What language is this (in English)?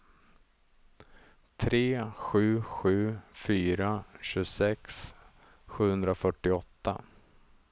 Swedish